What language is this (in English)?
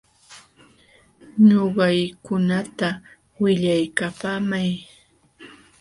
Jauja Wanca Quechua